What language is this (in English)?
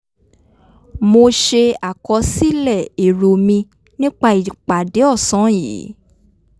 Yoruba